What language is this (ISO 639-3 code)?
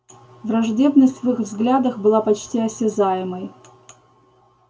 rus